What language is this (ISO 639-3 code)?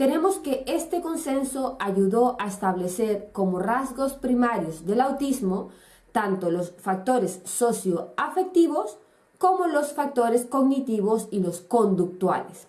spa